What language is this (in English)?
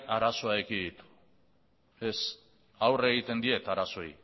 Basque